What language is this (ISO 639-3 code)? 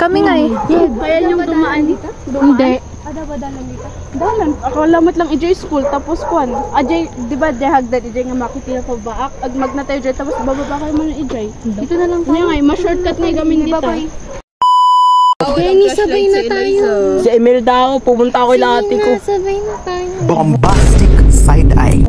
fil